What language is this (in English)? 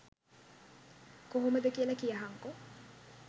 Sinhala